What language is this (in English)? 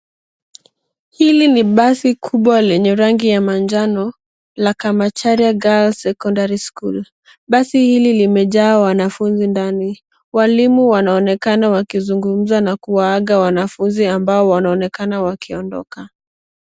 Swahili